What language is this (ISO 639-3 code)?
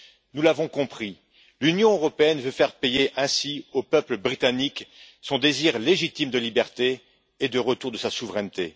fra